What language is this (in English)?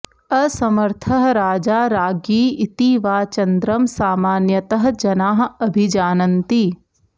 Sanskrit